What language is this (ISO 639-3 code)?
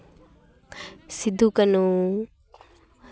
sat